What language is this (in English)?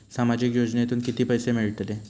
Marathi